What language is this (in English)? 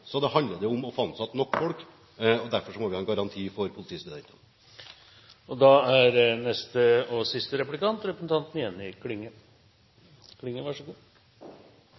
Norwegian